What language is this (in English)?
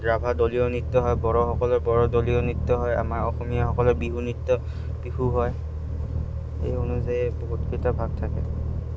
Assamese